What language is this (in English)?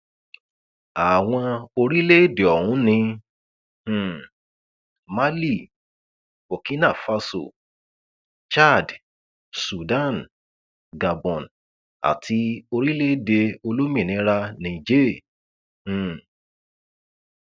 Yoruba